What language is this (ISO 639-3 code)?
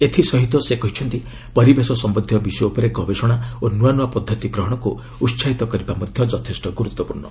ori